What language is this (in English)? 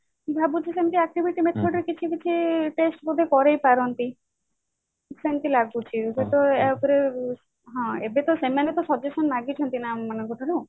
Odia